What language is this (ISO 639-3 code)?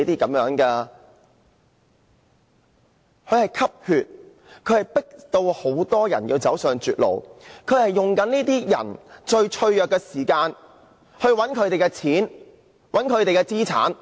yue